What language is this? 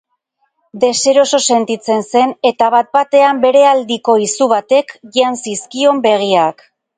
Basque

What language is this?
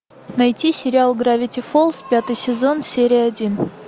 Russian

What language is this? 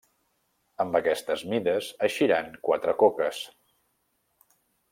Catalan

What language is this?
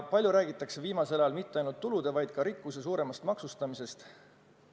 Estonian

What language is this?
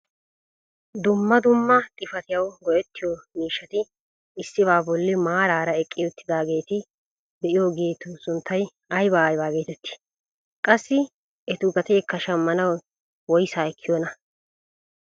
Wolaytta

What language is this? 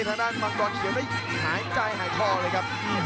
Thai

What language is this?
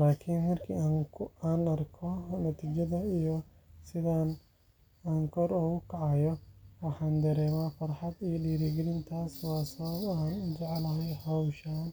Somali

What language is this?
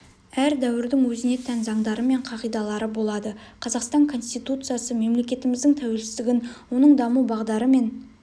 Kazakh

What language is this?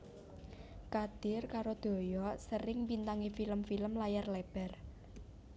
Javanese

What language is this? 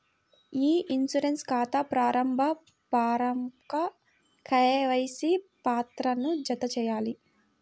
Telugu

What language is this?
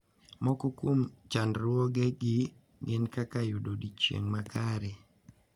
Luo (Kenya and Tanzania)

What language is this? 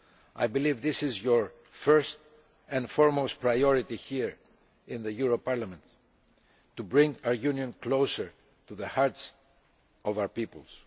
English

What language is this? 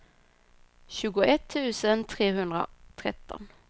Swedish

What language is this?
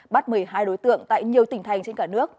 Vietnamese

